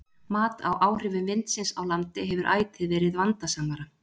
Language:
Icelandic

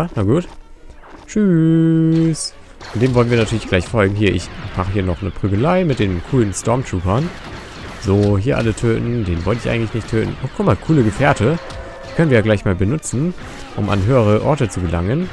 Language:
German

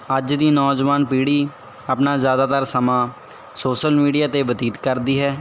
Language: Punjabi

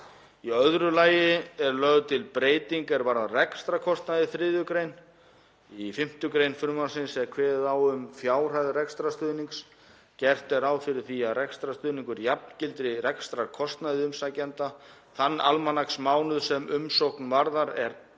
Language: Icelandic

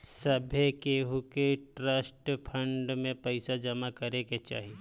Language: Bhojpuri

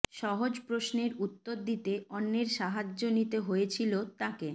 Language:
Bangla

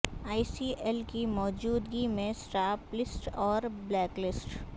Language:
Urdu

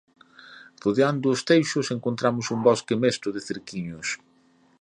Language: Galician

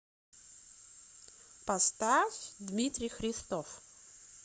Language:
Russian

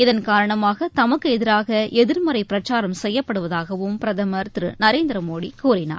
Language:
Tamil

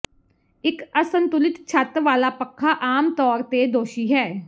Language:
Punjabi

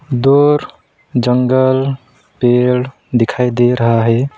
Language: Hindi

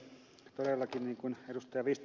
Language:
Finnish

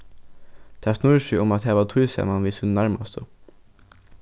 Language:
Faroese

